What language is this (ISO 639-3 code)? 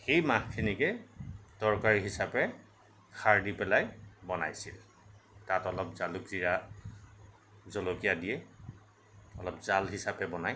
asm